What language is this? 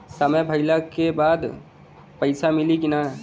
Bhojpuri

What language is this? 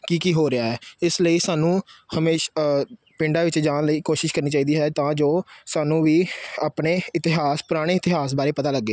Punjabi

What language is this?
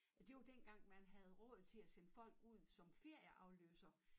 Danish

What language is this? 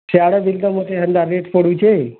Odia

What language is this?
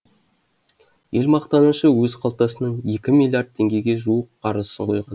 Kazakh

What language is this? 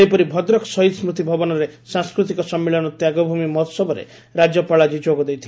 Odia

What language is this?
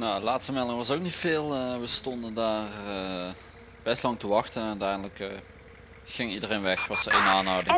Dutch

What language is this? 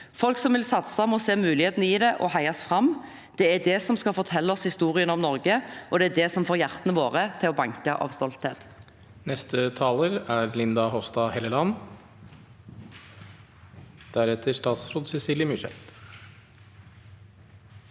Norwegian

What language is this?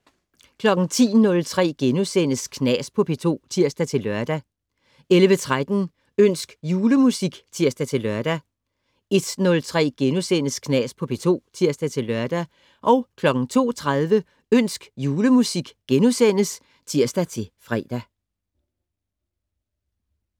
Danish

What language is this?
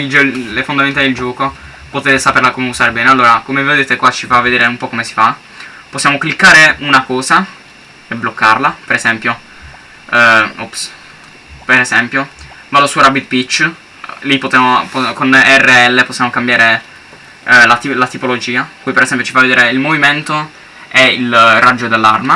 Italian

